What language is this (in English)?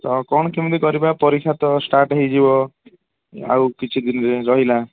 Odia